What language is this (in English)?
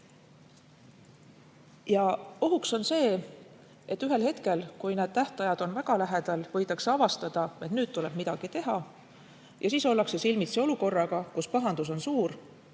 Estonian